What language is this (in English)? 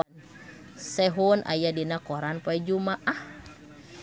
Sundanese